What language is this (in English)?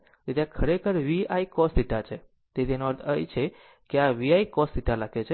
Gujarati